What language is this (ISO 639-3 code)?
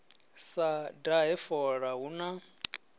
ven